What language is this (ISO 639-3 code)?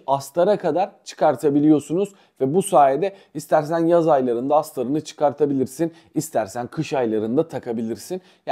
tur